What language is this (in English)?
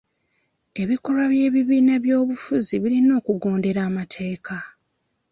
Ganda